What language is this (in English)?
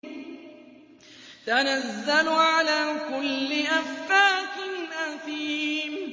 Arabic